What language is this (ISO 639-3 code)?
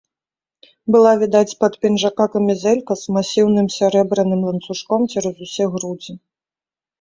bel